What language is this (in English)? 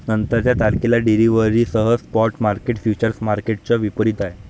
Marathi